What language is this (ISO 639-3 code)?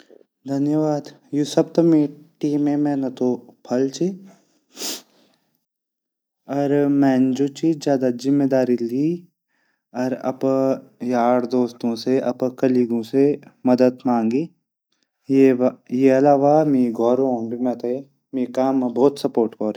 gbm